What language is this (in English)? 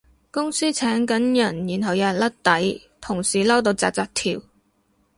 Cantonese